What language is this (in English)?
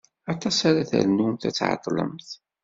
Kabyle